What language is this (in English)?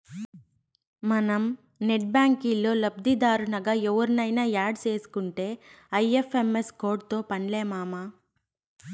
Telugu